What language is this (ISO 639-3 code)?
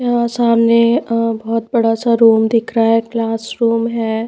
hin